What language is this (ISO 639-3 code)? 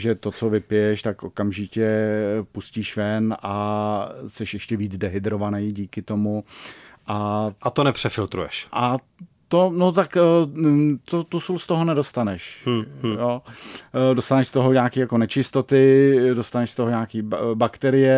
ces